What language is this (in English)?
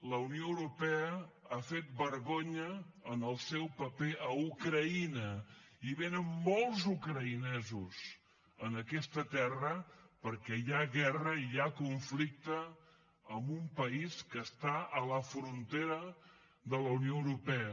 Catalan